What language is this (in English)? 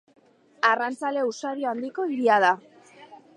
Basque